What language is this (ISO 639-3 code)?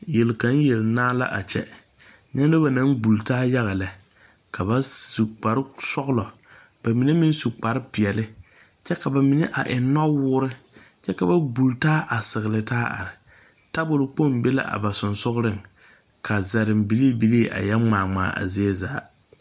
dga